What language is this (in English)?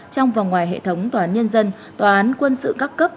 Vietnamese